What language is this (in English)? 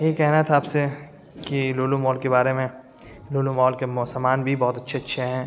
Urdu